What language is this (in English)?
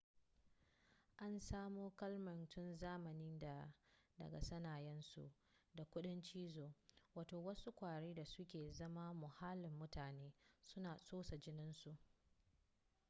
Hausa